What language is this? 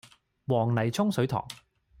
Cantonese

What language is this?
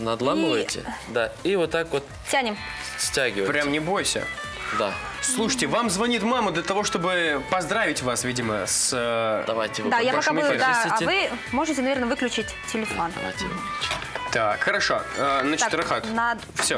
Russian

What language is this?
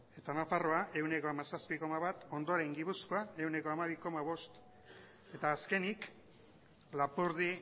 Basque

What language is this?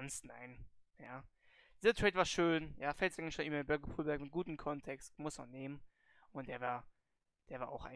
German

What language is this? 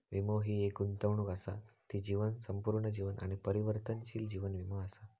Marathi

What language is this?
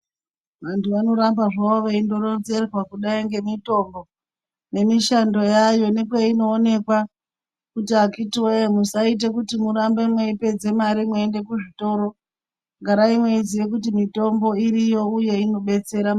Ndau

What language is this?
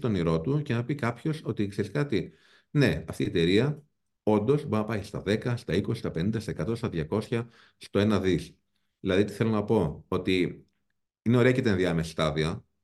Greek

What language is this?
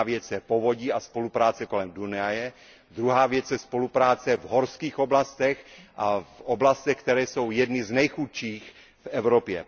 Czech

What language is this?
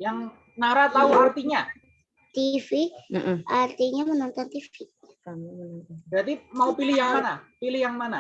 Indonesian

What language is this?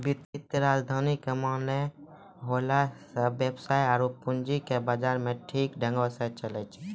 Maithili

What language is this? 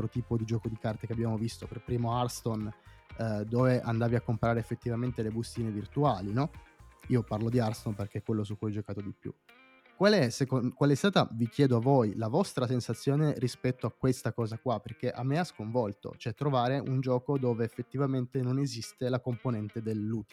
Italian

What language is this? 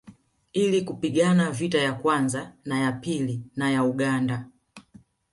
Swahili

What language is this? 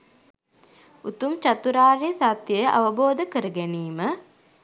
Sinhala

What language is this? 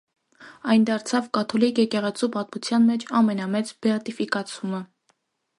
Armenian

